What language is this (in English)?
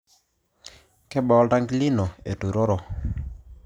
Masai